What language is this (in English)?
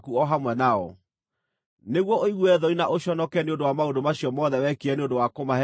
Kikuyu